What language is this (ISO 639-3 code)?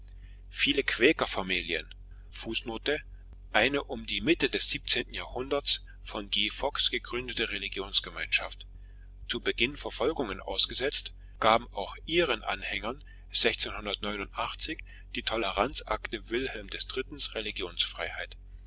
deu